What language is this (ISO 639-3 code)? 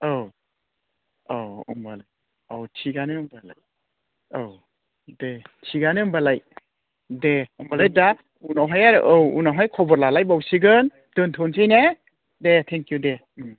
brx